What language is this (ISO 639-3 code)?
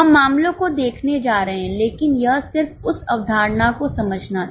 hin